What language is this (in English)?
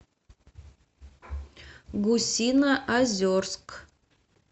Russian